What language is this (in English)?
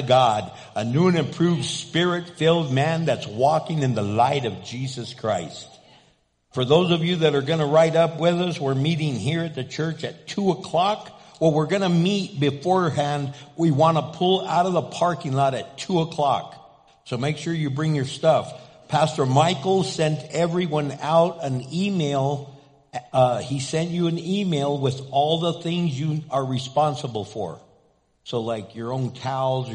English